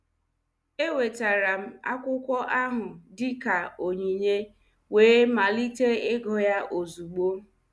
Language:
Igbo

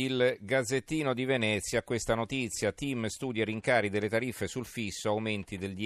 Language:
Italian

